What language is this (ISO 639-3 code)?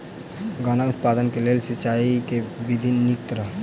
mai